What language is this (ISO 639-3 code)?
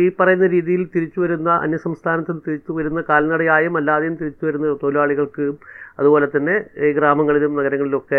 mal